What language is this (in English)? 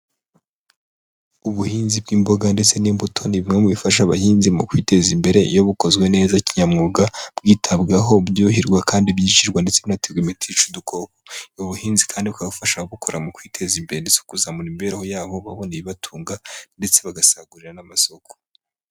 Kinyarwanda